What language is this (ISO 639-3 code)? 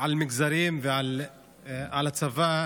heb